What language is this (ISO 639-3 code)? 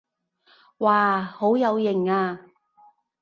yue